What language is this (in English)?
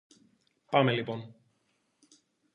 Greek